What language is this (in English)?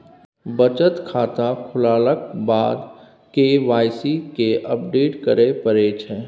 Maithili